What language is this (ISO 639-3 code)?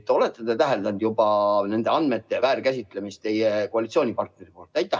est